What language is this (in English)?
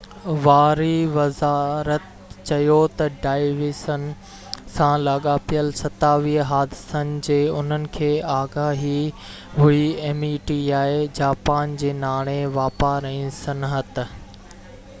Sindhi